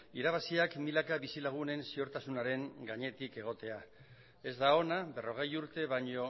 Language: Basque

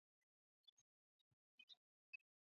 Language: Swahili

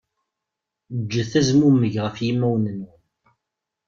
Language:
Kabyle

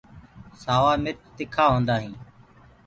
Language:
Gurgula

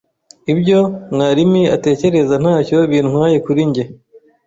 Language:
Kinyarwanda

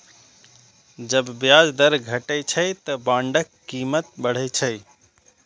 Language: Maithili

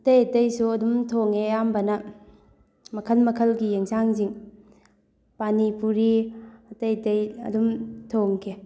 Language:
Manipuri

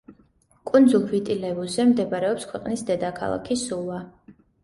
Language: Georgian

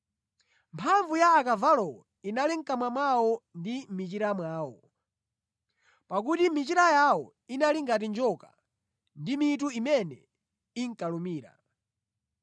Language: Nyanja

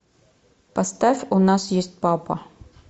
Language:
Russian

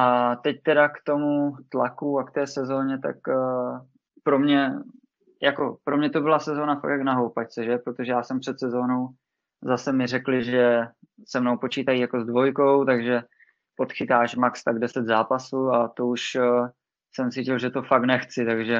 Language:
Czech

